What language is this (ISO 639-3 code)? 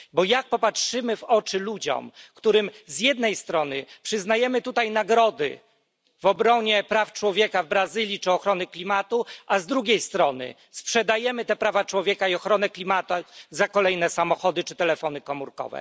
pol